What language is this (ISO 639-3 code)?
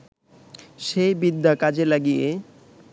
ben